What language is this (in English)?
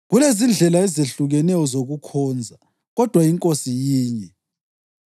North Ndebele